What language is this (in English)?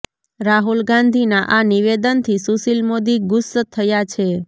Gujarati